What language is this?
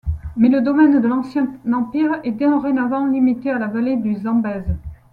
French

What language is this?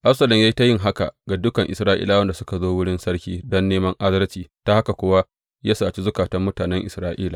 Hausa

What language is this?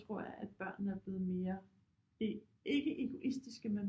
Danish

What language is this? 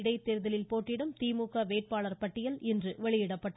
Tamil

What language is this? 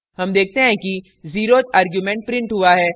Hindi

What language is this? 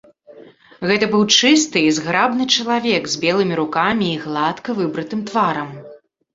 Belarusian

